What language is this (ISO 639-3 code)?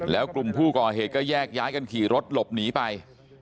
tha